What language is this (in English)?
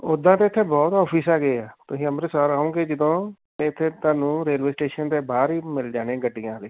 Punjabi